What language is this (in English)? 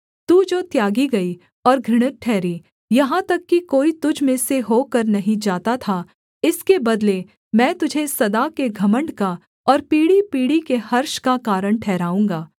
Hindi